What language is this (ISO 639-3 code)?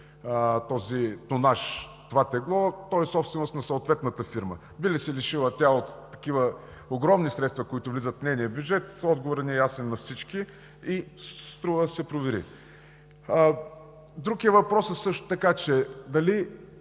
bul